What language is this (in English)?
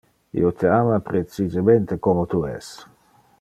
Interlingua